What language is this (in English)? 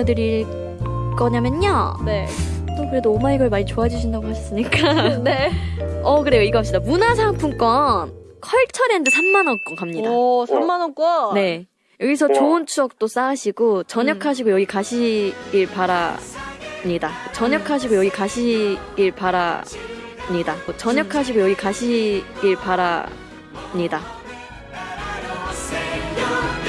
Korean